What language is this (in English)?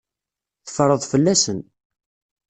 Kabyle